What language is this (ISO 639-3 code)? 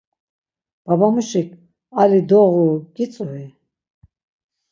lzz